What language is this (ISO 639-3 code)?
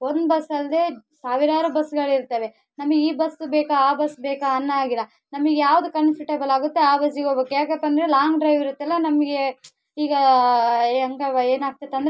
kan